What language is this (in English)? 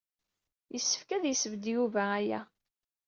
Kabyle